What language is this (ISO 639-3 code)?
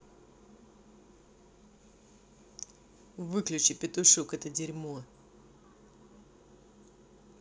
rus